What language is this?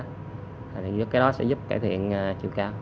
Vietnamese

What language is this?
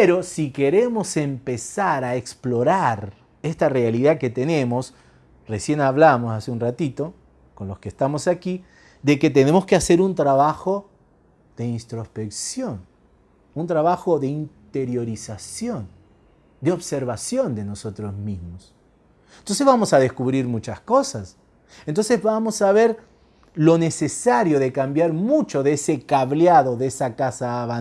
Spanish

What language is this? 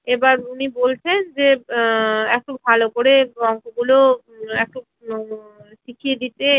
Bangla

